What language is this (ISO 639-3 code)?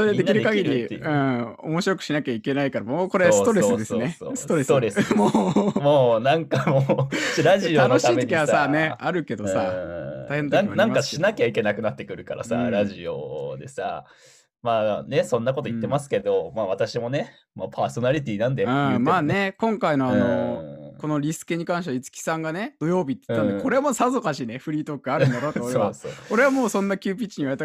jpn